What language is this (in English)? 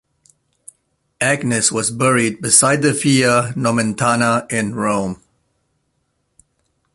English